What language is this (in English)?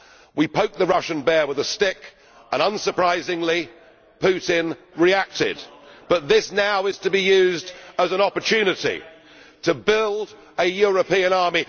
English